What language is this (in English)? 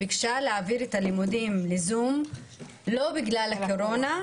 Hebrew